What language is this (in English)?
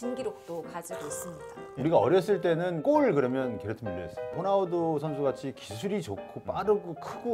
Korean